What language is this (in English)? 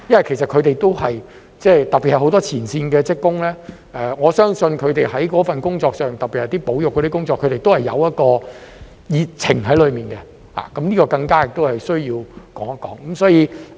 Cantonese